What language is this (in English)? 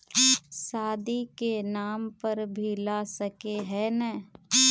Magahi